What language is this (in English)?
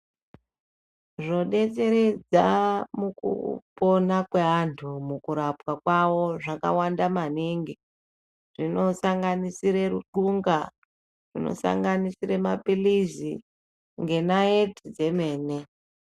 Ndau